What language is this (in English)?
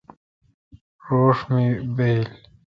Kalkoti